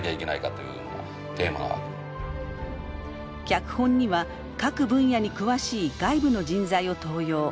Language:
Japanese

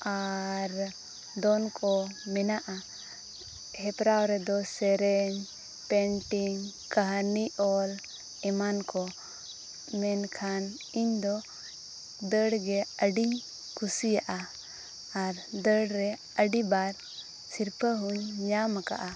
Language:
Santali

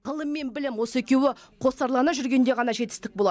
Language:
Kazakh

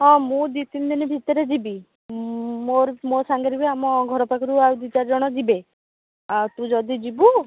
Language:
Odia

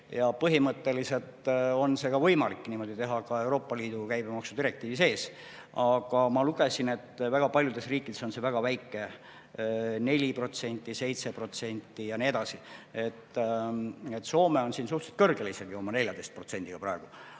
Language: Estonian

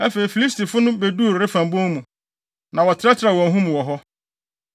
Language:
Akan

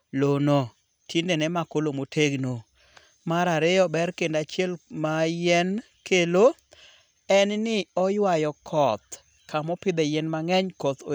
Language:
Luo (Kenya and Tanzania)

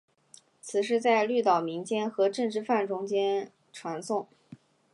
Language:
Chinese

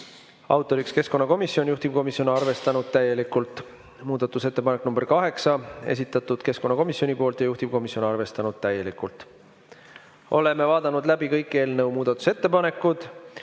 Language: Estonian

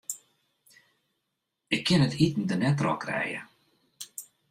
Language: Western Frisian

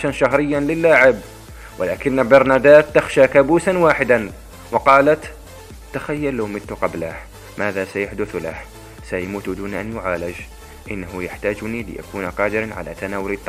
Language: Arabic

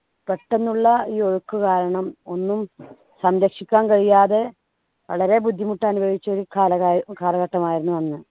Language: Malayalam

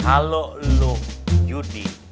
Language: Indonesian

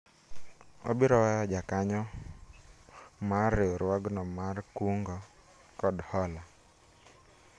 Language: Luo (Kenya and Tanzania)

